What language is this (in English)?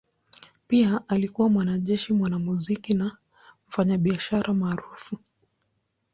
Swahili